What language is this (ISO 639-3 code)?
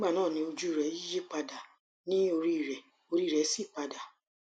yor